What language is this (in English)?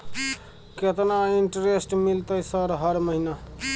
Maithili